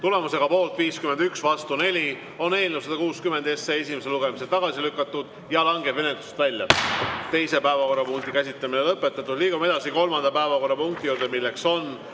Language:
Estonian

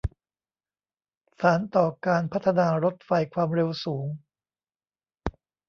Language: Thai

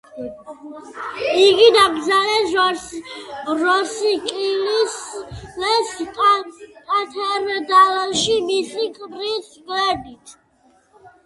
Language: Georgian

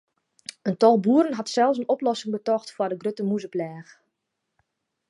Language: Western Frisian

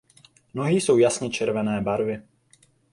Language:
Czech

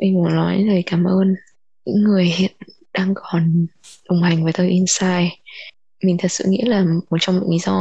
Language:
Vietnamese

